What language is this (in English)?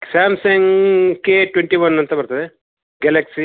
Kannada